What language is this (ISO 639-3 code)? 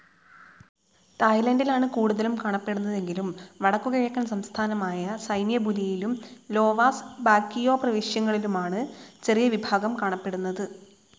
mal